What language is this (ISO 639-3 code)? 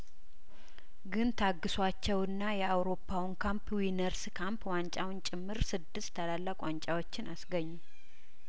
amh